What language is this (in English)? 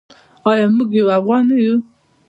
Pashto